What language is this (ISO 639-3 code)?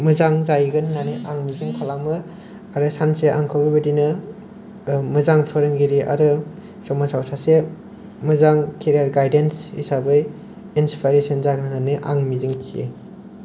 brx